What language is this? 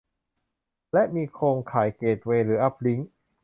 Thai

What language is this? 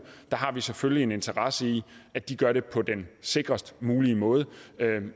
Danish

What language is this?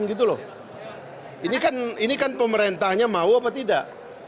Indonesian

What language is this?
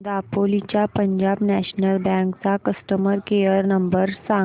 Marathi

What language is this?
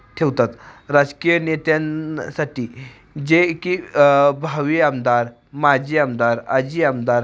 Marathi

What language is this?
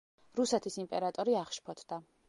Georgian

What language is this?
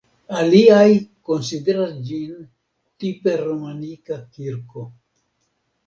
Esperanto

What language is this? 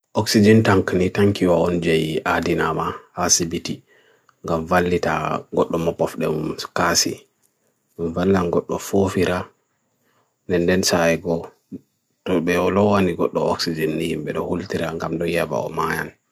Bagirmi Fulfulde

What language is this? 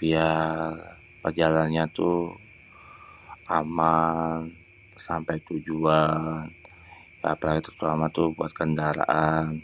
Betawi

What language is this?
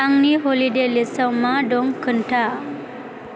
Bodo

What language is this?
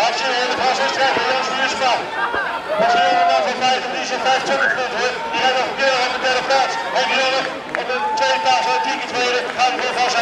Dutch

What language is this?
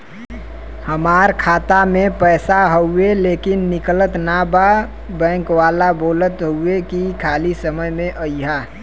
Bhojpuri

